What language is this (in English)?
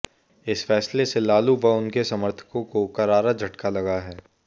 Hindi